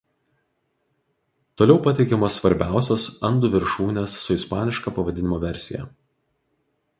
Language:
Lithuanian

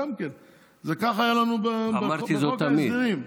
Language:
Hebrew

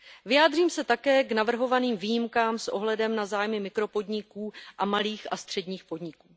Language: Czech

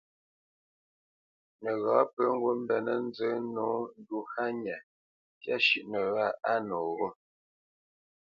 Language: Bamenyam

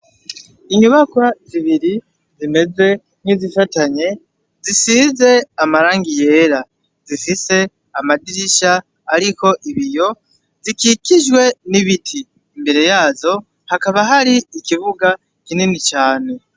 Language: Rundi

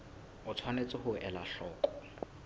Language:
Southern Sotho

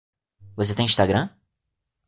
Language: Portuguese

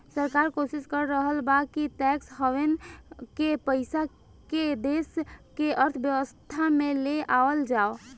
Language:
Bhojpuri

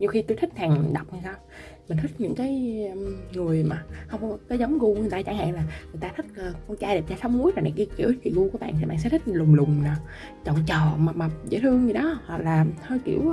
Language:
Vietnamese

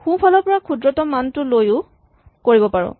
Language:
Assamese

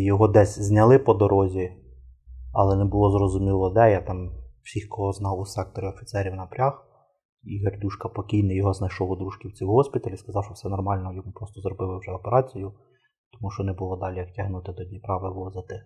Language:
Ukrainian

